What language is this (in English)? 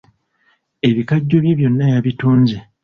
Ganda